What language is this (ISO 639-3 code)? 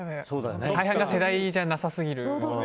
jpn